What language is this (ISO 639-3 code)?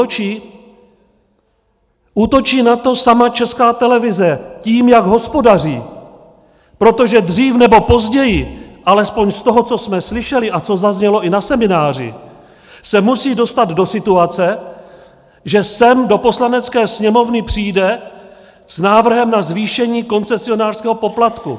ces